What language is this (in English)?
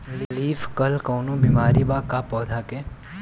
Bhojpuri